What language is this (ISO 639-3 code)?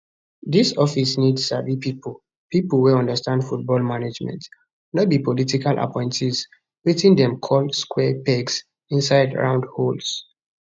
pcm